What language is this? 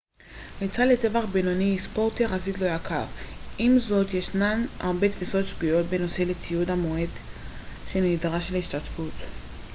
Hebrew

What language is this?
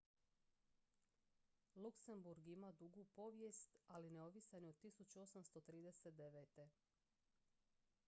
Croatian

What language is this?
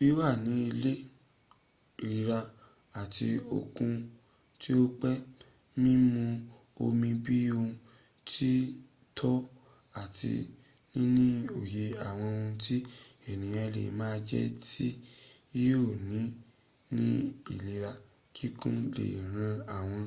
Yoruba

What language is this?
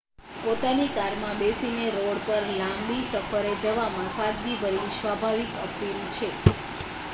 Gujarati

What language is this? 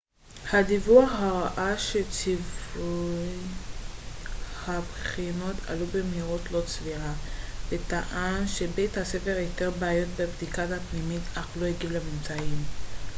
Hebrew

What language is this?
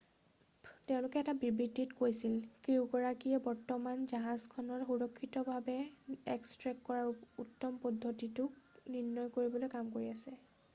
Assamese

